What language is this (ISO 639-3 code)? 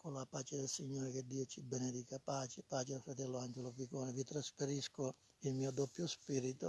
ita